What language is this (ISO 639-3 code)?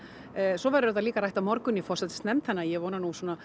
isl